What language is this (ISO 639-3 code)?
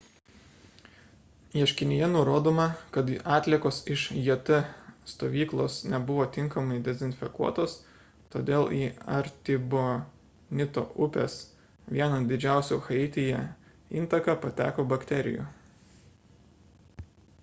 lit